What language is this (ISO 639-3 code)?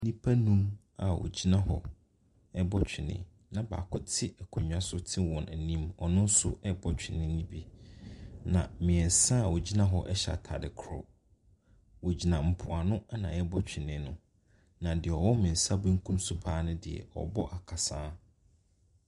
aka